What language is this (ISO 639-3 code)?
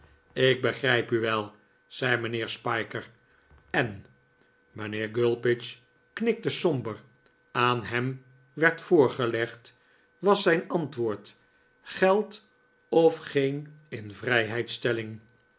nld